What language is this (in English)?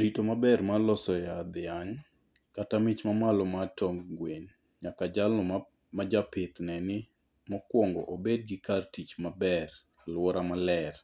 Luo (Kenya and Tanzania)